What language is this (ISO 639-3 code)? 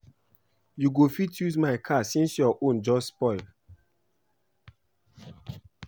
pcm